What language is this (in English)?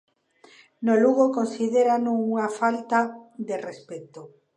Galician